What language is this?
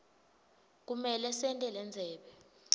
Swati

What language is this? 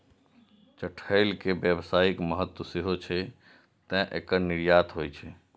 Maithili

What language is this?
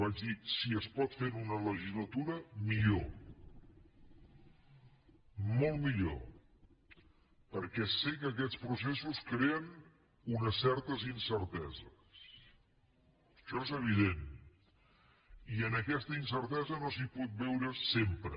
Catalan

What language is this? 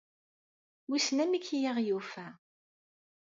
Kabyle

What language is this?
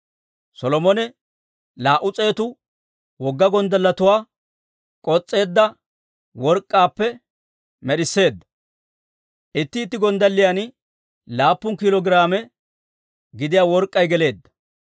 Dawro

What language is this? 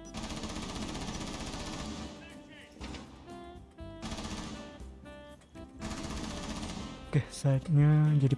Indonesian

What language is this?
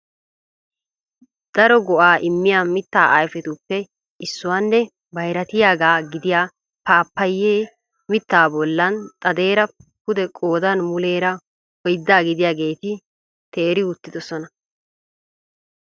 Wolaytta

